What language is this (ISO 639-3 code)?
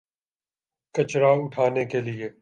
urd